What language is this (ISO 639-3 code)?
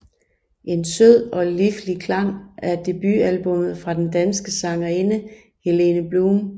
dan